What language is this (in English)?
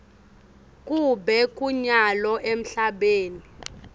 Swati